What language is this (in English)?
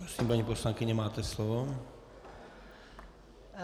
Czech